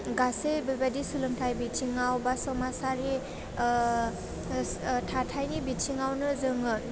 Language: Bodo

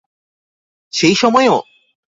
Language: Bangla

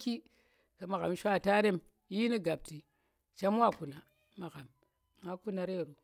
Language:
Tera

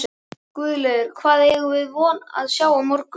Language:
Icelandic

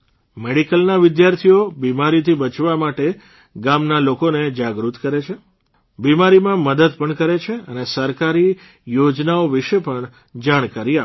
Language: Gujarati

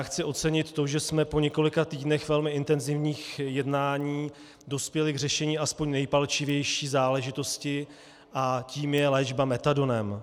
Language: Czech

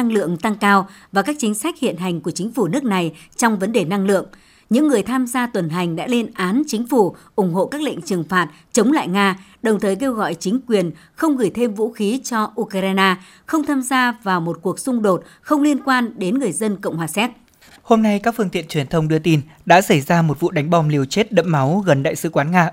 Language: Vietnamese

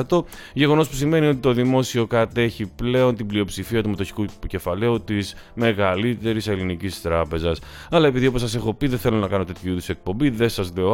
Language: Greek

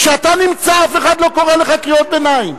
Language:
Hebrew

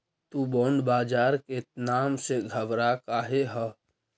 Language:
Magahi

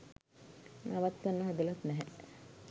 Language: Sinhala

